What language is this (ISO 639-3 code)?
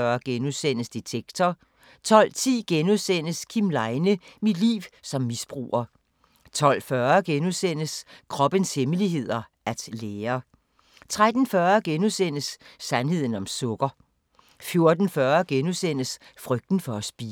dan